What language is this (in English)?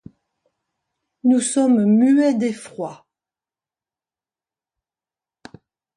French